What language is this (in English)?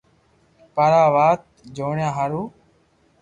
Loarki